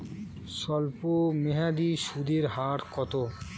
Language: Bangla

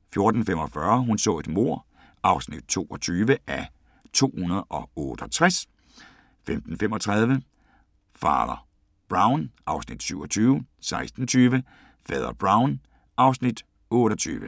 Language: Danish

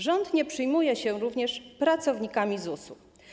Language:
Polish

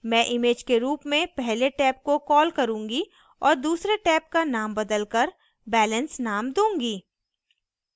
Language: Hindi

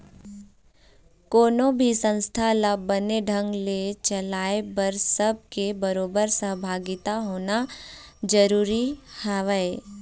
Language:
Chhattisgarhi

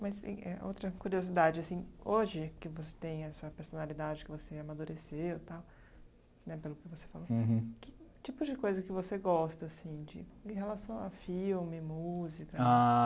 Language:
Portuguese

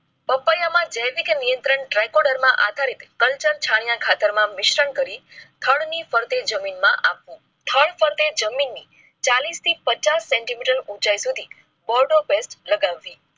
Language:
Gujarati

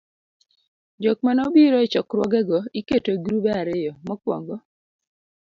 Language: Luo (Kenya and Tanzania)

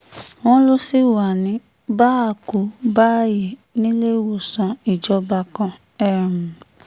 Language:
Yoruba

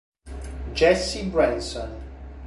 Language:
Italian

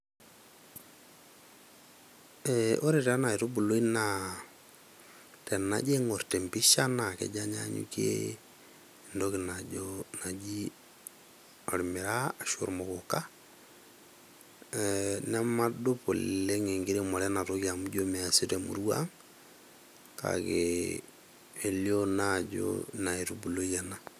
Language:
Masai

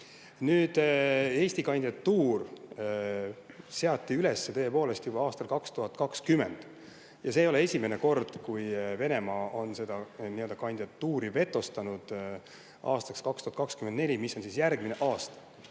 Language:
Estonian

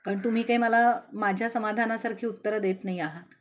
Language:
Marathi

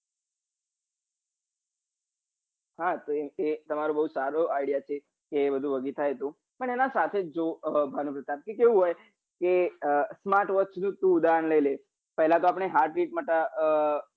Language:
Gujarati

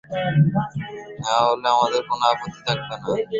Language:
Bangla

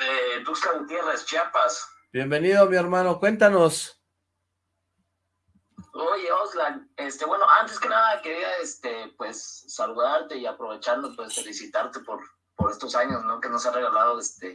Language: Spanish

